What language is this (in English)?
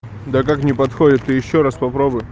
Russian